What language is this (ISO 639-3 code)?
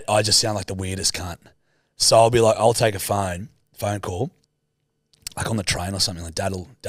eng